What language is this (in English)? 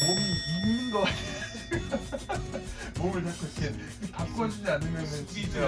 Korean